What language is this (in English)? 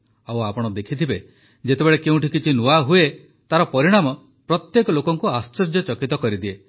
Odia